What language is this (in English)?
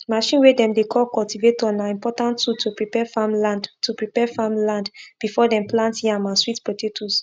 Nigerian Pidgin